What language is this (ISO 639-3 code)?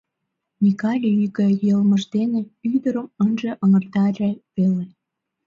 chm